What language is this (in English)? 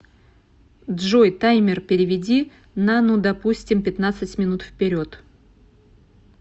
Russian